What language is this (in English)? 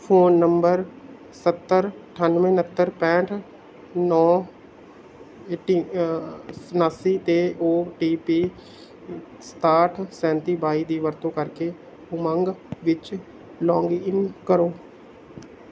Punjabi